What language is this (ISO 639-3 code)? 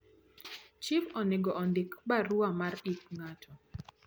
luo